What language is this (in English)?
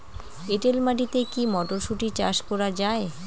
Bangla